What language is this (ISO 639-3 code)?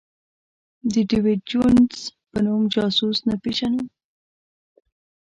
pus